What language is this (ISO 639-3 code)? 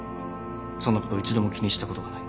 jpn